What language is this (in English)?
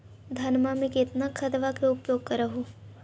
Magahi